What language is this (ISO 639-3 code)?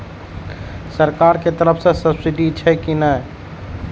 mai